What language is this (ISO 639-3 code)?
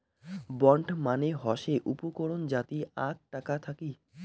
ben